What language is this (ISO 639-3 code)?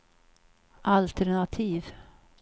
swe